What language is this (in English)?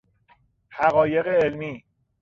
Persian